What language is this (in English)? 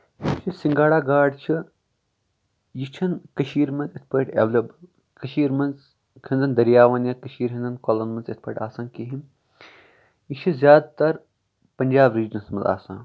Kashmiri